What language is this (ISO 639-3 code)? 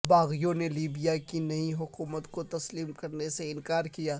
urd